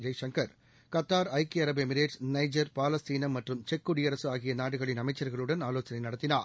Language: Tamil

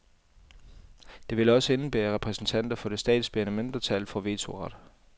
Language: Danish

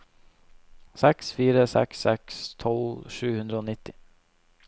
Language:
Norwegian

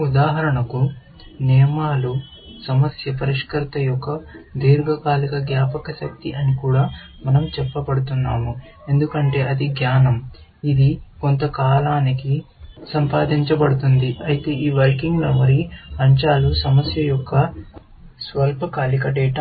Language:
Telugu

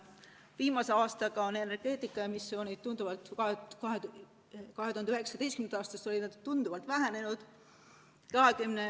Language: Estonian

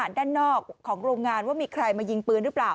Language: Thai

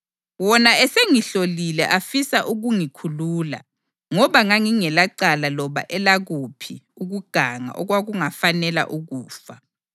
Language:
North Ndebele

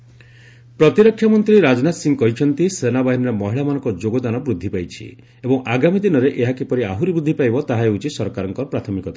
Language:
Odia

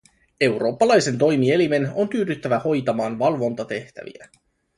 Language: Finnish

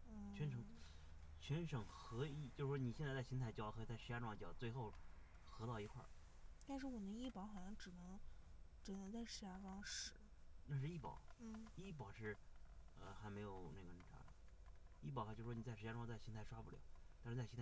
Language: Chinese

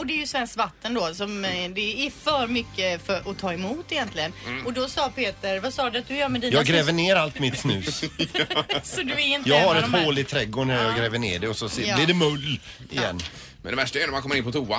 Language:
Swedish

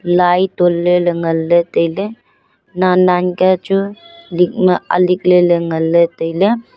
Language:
Wancho Naga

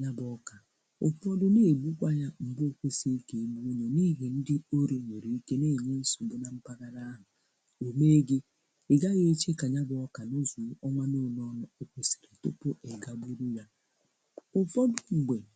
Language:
Igbo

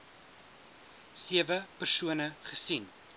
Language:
Afrikaans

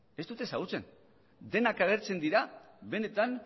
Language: Basque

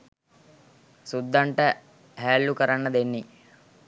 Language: Sinhala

